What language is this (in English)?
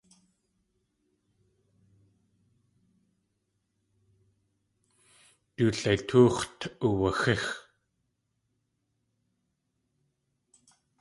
Tlingit